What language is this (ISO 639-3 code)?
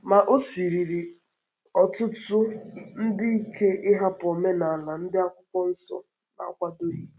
ibo